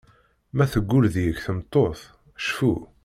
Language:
Kabyle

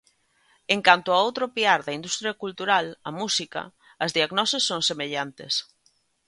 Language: Galician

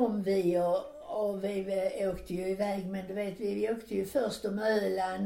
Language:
Swedish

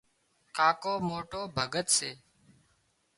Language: Wadiyara Koli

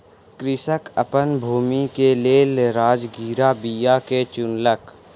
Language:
Maithili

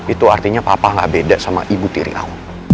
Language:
Indonesian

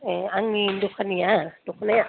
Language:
Bodo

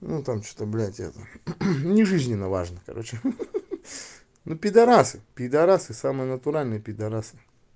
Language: Russian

